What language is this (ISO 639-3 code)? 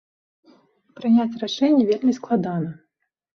bel